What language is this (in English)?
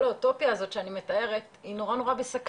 Hebrew